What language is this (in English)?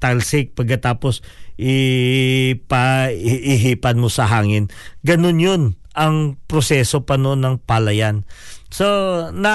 Filipino